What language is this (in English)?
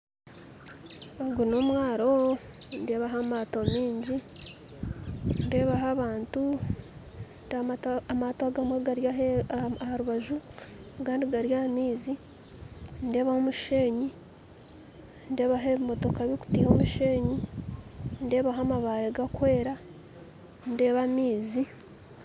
Nyankole